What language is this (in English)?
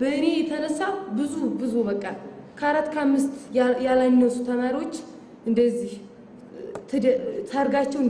Arabic